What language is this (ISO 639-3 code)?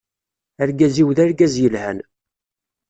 kab